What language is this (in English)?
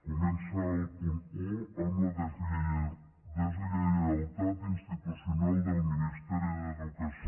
Catalan